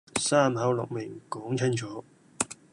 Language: Cantonese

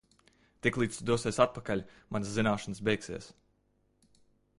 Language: Latvian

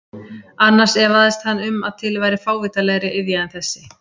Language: Icelandic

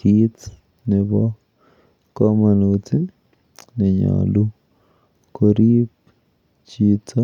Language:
Kalenjin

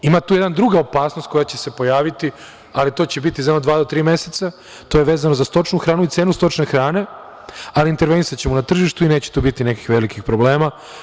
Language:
Serbian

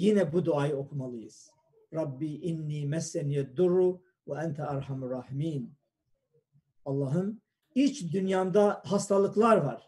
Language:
Turkish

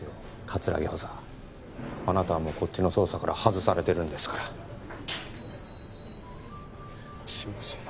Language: Japanese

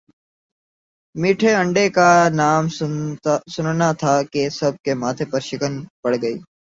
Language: Urdu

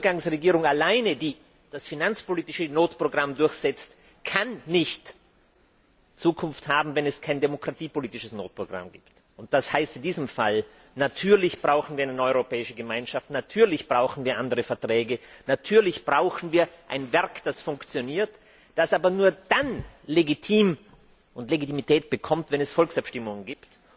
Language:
German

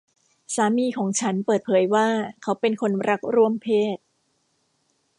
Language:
Thai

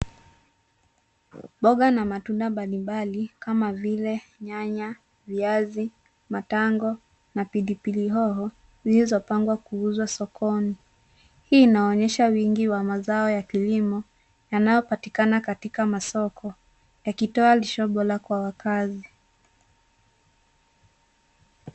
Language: Swahili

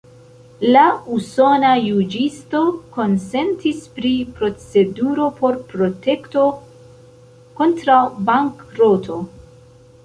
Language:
Esperanto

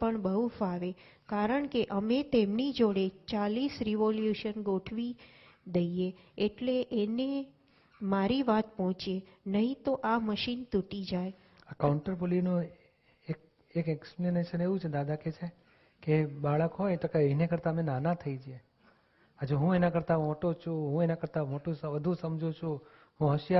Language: Gujarati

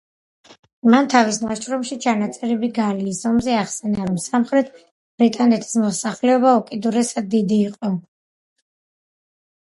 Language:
Georgian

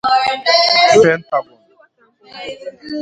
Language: Igbo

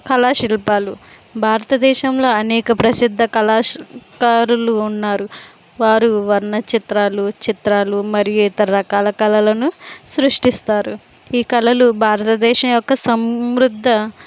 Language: Telugu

